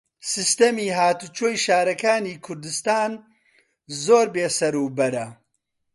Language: Central Kurdish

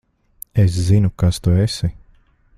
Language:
Latvian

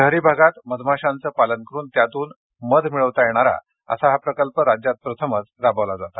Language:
Marathi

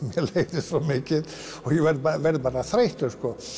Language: Icelandic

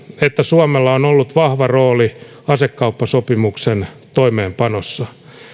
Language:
Finnish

